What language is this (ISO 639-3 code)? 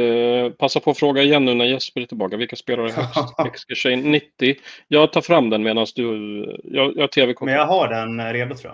swe